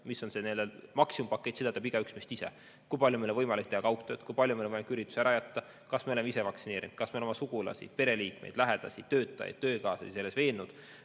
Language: Estonian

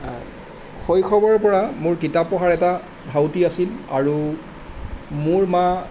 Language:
Assamese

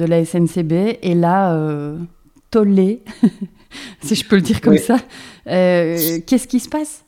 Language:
French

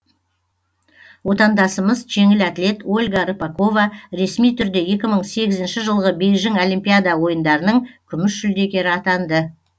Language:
Kazakh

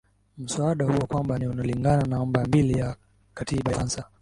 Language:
Swahili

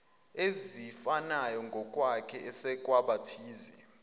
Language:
Zulu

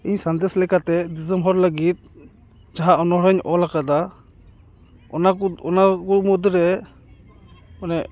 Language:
Santali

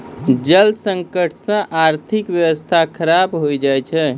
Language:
Maithili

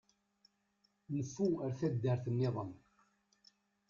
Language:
Kabyle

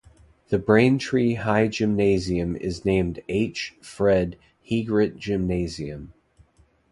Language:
English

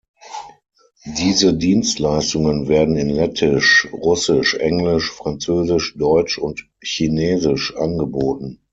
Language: German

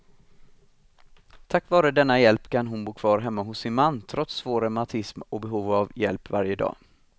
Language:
Swedish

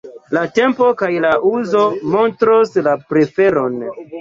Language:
Esperanto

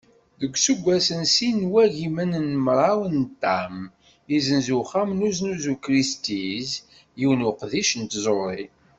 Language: Kabyle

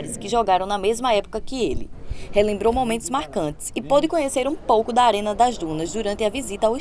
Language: Portuguese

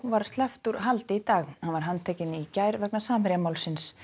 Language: Icelandic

